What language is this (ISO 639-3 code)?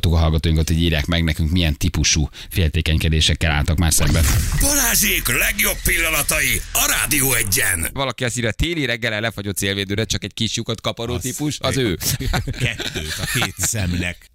hun